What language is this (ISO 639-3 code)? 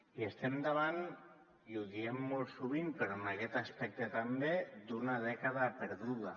cat